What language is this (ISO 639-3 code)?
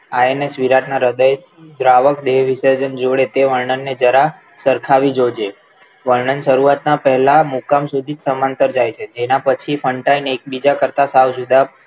guj